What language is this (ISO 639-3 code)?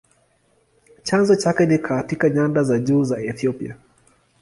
swa